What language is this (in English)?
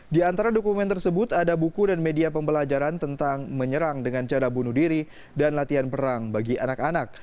Indonesian